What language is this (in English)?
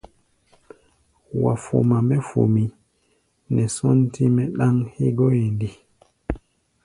Gbaya